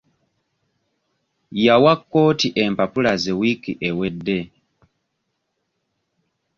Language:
Ganda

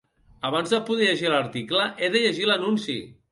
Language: Catalan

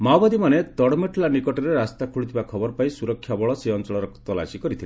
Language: Odia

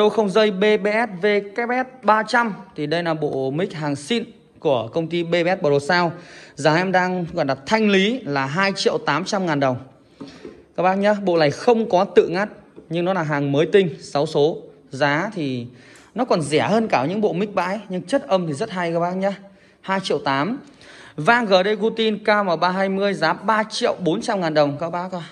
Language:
Vietnamese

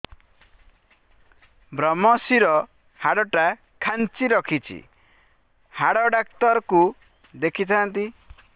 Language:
Odia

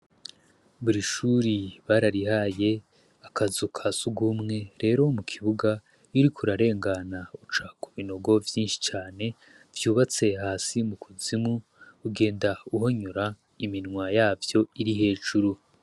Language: Rundi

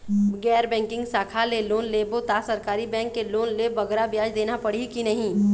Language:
Chhattisgarhi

